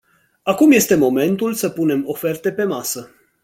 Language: Romanian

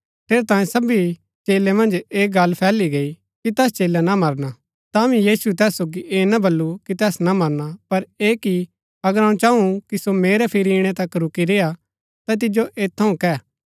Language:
Gaddi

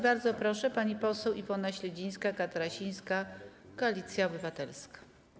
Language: Polish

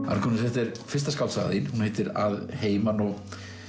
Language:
Icelandic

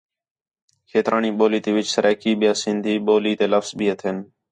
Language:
Khetrani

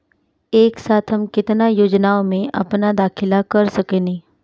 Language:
Bhojpuri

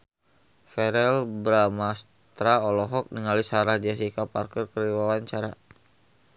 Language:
Sundanese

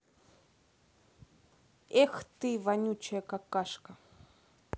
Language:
Russian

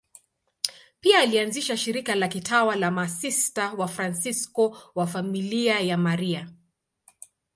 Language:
Swahili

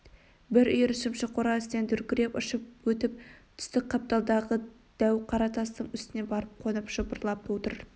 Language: Kazakh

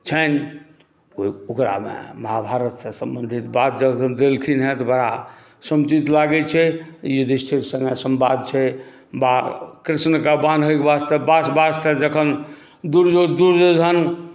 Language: Maithili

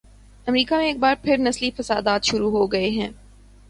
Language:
Urdu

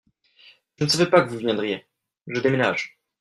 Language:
French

